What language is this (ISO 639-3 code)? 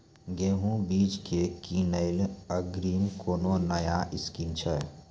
mai